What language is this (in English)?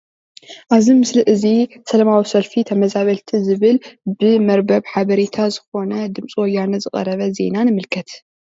Tigrinya